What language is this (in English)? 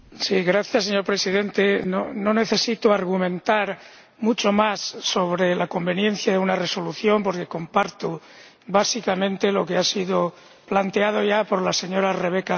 Spanish